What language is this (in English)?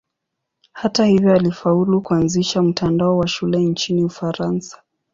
Swahili